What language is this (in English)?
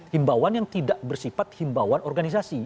Indonesian